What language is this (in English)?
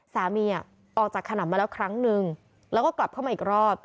Thai